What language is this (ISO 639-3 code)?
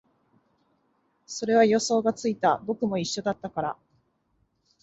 jpn